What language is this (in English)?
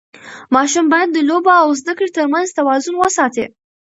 Pashto